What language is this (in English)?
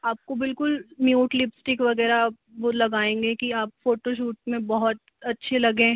Hindi